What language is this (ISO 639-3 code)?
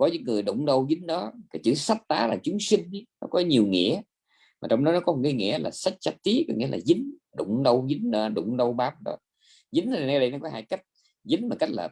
vie